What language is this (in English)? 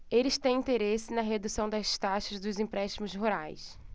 Portuguese